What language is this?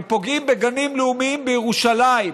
Hebrew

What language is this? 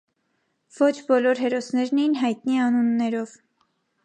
Armenian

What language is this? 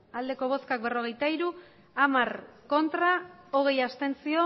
Basque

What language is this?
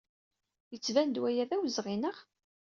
Kabyle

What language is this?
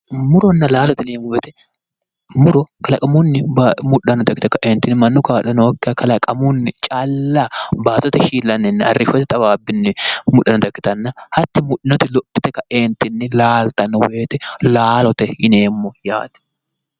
Sidamo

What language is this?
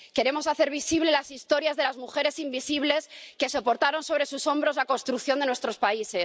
Spanish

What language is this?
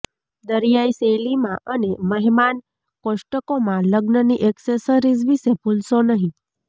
Gujarati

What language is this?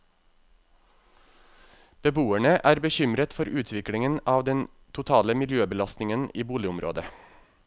Norwegian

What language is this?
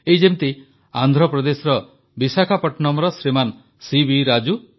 Odia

